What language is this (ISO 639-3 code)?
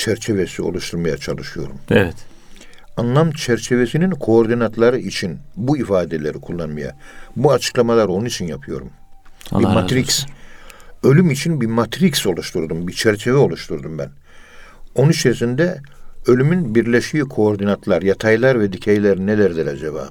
tur